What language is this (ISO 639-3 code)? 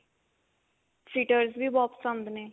pan